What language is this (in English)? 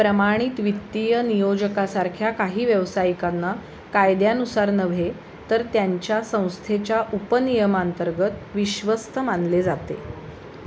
Marathi